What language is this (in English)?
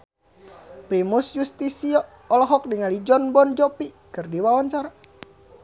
Sundanese